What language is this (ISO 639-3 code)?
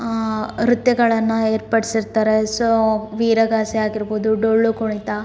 kan